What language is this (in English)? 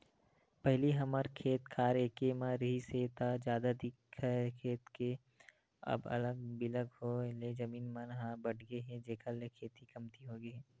Chhattisgarhi